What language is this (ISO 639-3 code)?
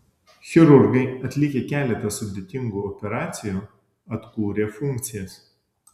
lit